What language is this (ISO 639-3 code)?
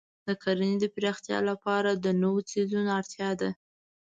pus